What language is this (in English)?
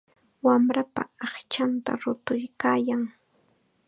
Chiquián Ancash Quechua